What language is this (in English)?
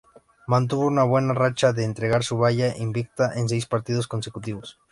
Spanish